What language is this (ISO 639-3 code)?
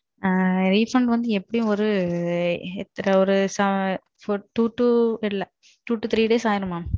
tam